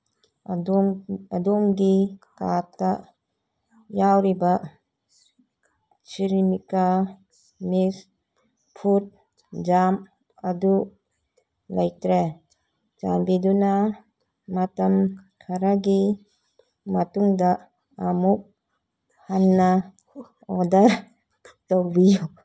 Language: Manipuri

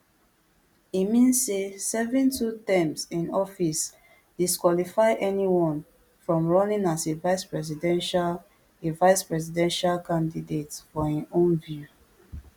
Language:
Nigerian Pidgin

